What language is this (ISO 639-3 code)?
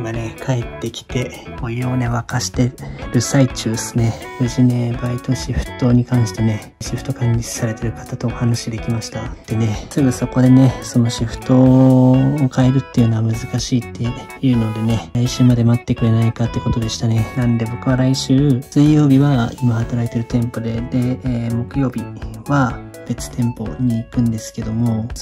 jpn